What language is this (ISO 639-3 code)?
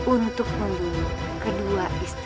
ind